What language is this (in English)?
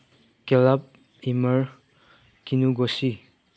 Manipuri